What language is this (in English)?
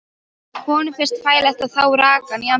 Icelandic